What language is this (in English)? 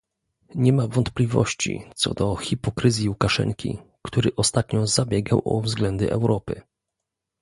Polish